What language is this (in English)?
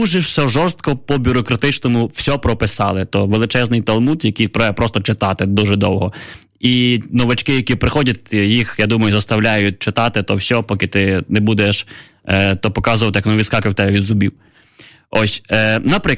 Ukrainian